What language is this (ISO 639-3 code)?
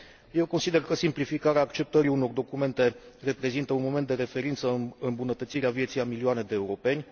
ron